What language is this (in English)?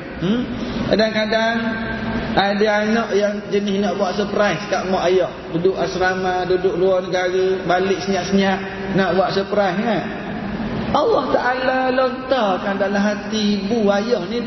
Malay